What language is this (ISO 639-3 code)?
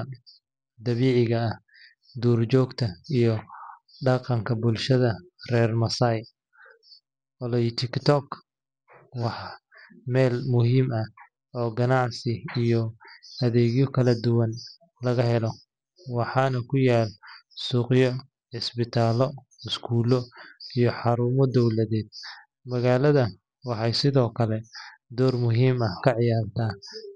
som